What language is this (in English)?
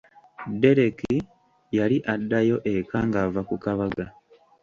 Ganda